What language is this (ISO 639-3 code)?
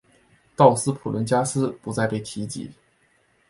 zho